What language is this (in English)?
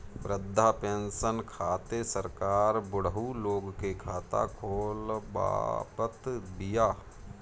Bhojpuri